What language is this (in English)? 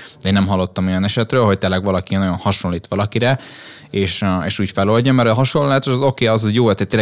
Hungarian